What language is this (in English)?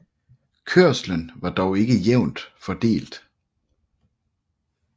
Danish